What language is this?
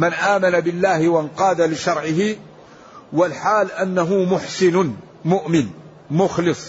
Arabic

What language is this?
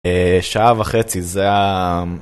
Hebrew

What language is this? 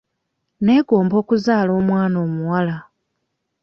Ganda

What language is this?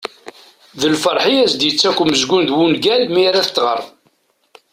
Kabyle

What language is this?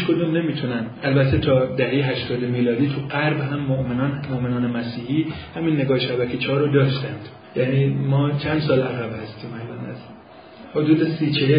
Persian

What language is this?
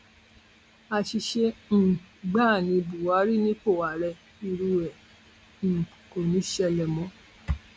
Yoruba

